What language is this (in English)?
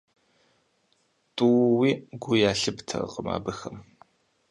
Kabardian